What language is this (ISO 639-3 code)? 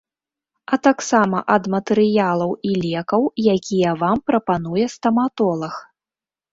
bel